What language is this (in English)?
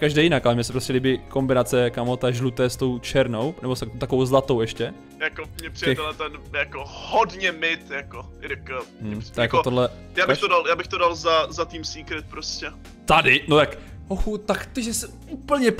Czech